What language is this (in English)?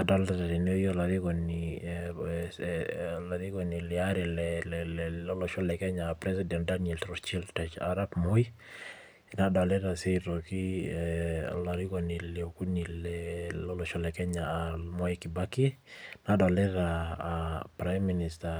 Masai